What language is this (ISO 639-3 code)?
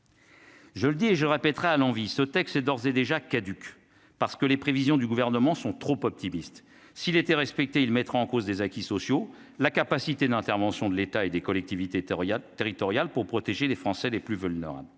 fra